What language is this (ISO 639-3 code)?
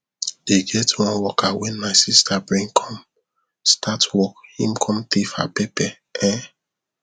pcm